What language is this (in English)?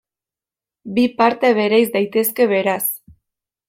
Basque